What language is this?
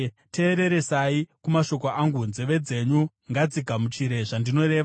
Shona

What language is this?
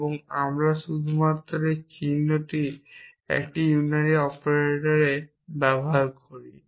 Bangla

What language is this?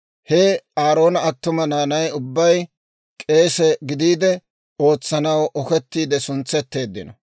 Dawro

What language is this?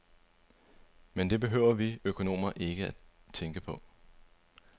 Danish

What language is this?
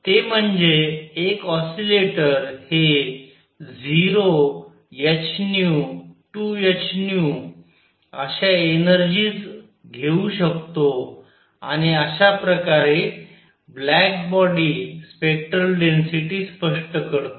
Marathi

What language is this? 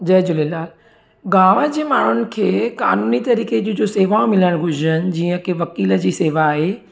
Sindhi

